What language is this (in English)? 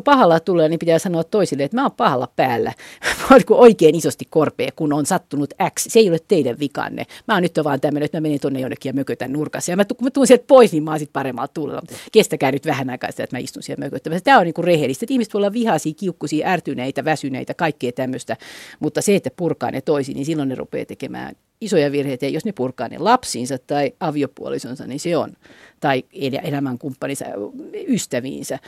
Finnish